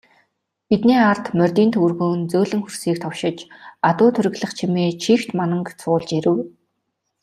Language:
Mongolian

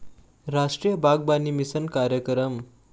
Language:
Chhattisgarhi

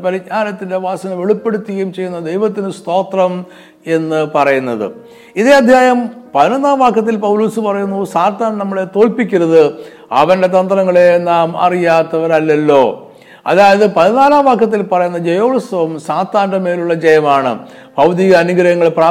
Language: Malayalam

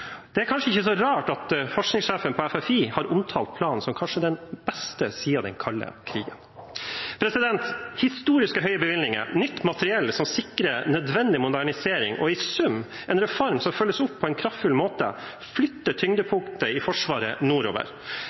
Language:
Norwegian Bokmål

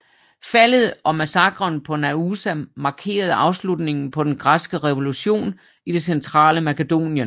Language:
Danish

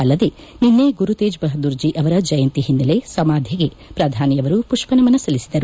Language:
Kannada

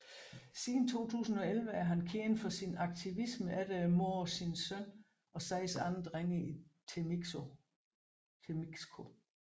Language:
Danish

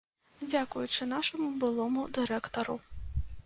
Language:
Belarusian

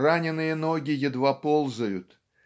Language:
Russian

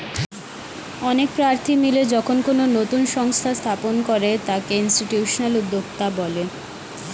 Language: Bangla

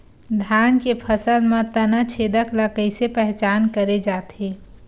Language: Chhattisgarhi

